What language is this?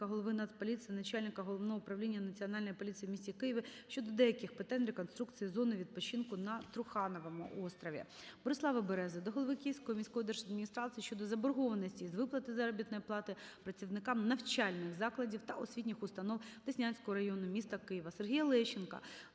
Ukrainian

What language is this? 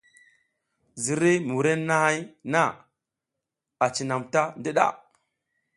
South Giziga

